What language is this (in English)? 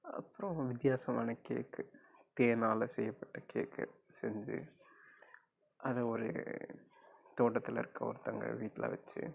Tamil